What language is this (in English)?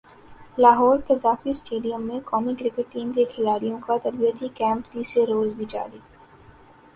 Urdu